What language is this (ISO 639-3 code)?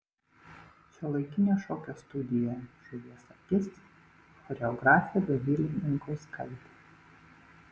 lit